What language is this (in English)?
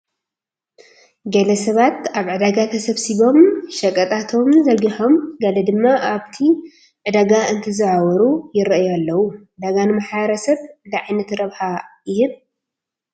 Tigrinya